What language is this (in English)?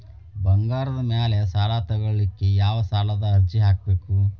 Kannada